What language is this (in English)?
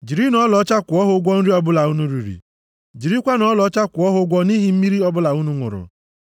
Igbo